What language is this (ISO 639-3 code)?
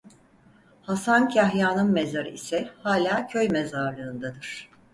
tur